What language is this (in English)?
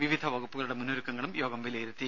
Malayalam